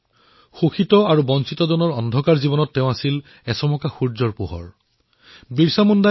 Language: Assamese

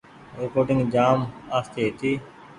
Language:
Goaria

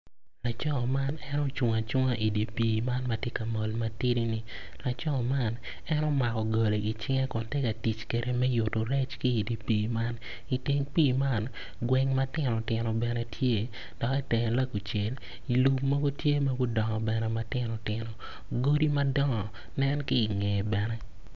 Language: Acoli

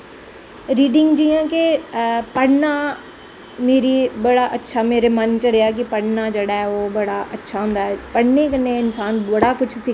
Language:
Dogri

